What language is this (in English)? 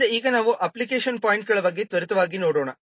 Kannada